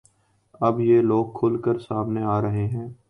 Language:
Urdu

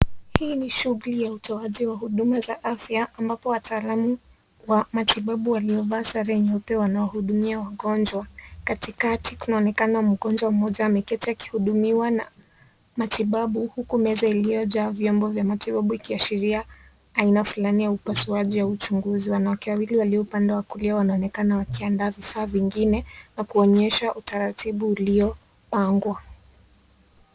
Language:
Swahili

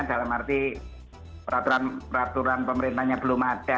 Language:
Indonesian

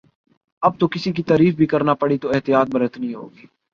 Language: Urdu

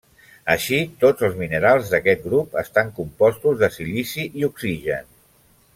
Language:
Catalan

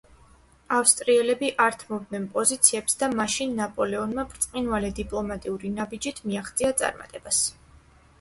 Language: Georgian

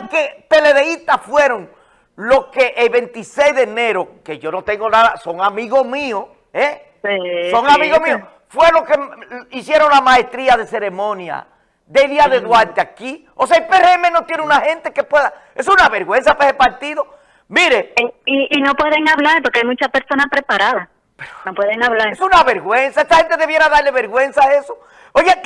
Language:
Spanish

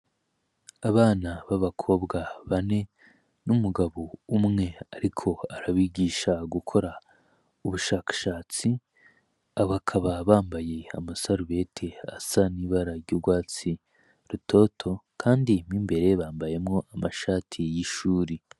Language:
Rundi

